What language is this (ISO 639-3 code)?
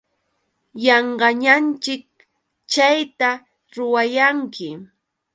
qux